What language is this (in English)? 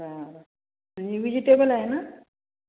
Marathi